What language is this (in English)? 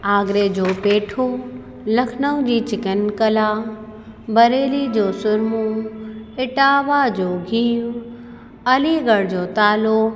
Sindhi